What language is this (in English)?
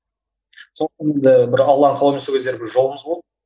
Kazakh